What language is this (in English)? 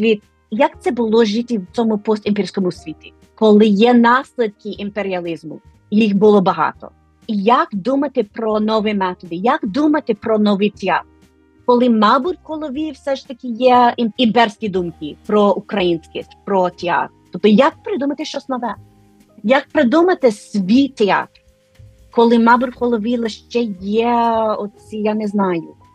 Ukrainian